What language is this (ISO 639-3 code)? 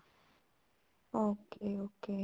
pan